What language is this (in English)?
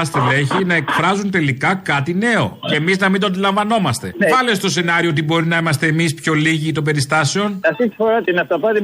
Greek